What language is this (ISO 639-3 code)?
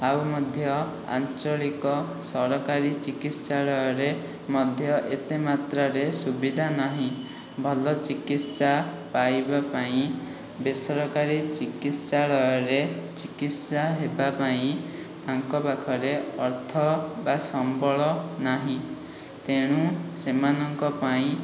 ori